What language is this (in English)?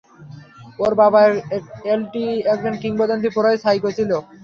Bangla